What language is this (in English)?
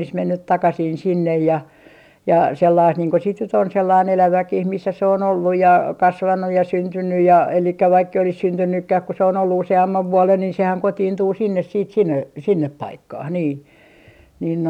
Finnish